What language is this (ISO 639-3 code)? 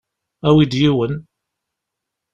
kab